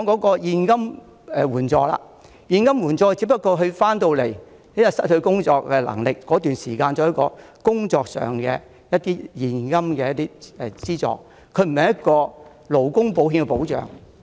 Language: Cantonese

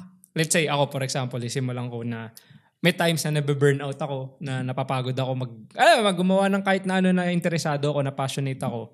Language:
Filipino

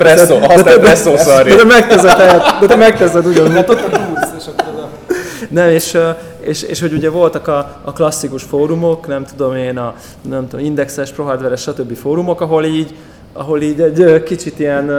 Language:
Hungarian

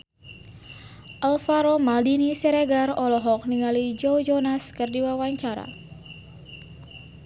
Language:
Sundanese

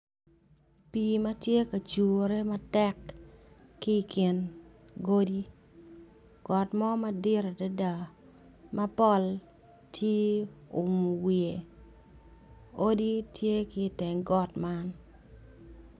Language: Acoli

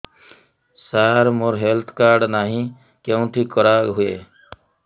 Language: Odia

